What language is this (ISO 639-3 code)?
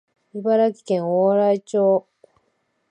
jpn